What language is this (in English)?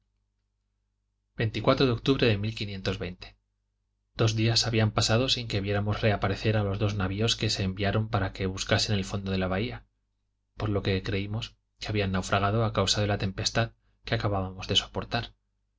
Spanish